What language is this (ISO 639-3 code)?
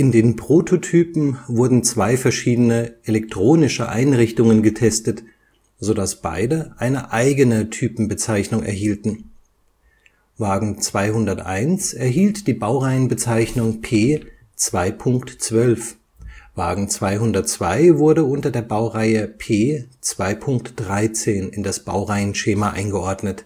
deu